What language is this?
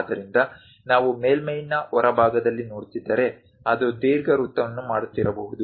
Kannada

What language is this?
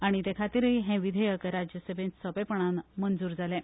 Konkani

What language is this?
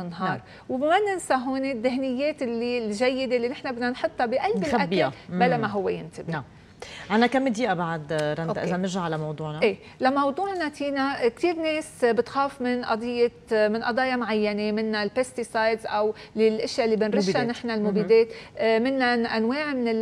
Arabic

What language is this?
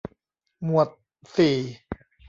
Thai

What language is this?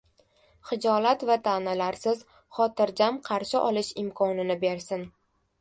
Uzbek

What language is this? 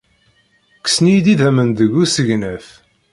Kabyle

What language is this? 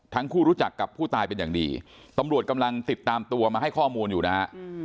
Thai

